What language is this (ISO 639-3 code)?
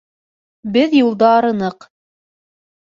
bak